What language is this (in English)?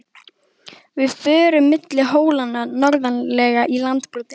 Icelandic